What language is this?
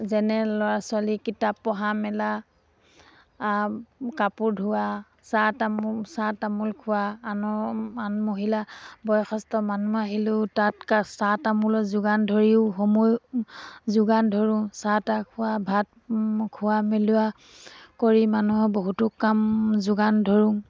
Assamese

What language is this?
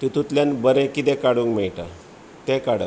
Konkani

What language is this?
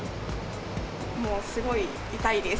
Japanese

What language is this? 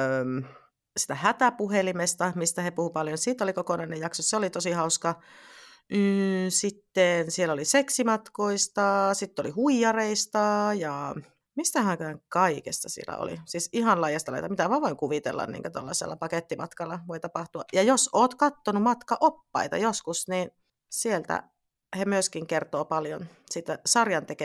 Finnish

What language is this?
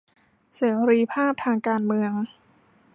Thai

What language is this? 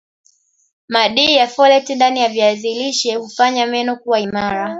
Swahili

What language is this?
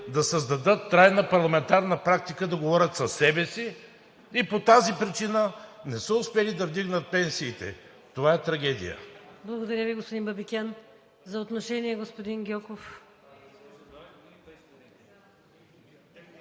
Bulgarian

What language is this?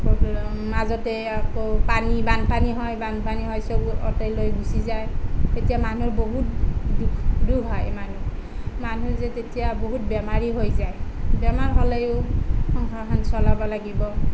Assamese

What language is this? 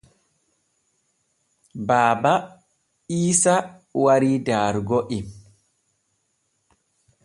Borgu Fulfulde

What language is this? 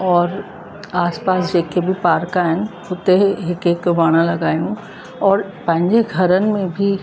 Sindhi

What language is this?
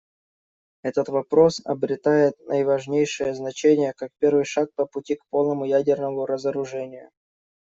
Russian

